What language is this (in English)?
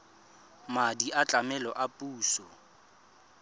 Tswana